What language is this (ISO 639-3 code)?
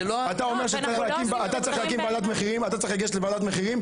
heb